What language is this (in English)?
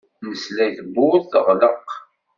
Kabyle